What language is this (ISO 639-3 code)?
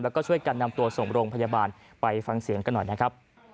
tha